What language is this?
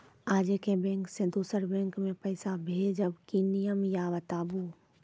Maithili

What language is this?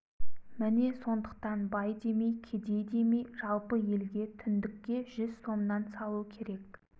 Kazakh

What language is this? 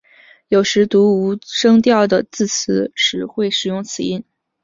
Chinese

